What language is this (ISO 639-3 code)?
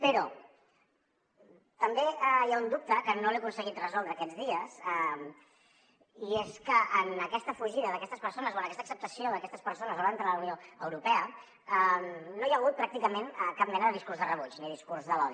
cat